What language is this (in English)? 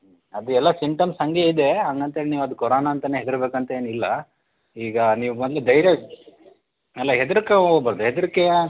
Kannada